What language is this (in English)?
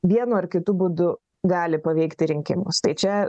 Lithuanian